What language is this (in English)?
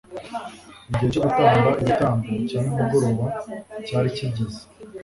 Kinyarwanda